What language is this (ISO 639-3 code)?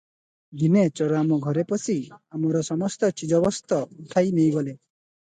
ori